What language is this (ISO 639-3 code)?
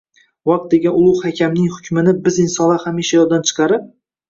uzb